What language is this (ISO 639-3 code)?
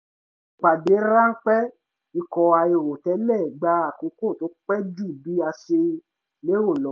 yor